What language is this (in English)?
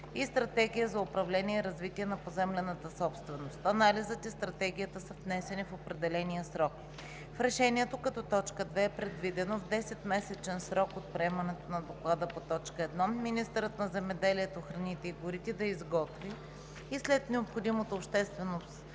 Bulgarian